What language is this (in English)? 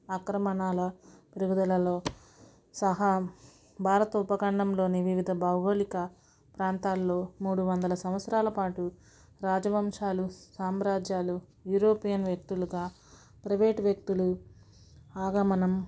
Telugu